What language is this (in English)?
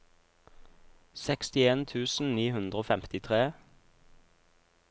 Norwegian